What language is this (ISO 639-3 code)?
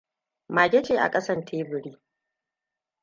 hau